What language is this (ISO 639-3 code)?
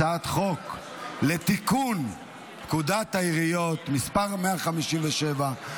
heb